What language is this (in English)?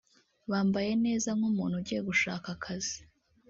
Kinyarwanda